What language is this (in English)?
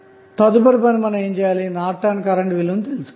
Telugu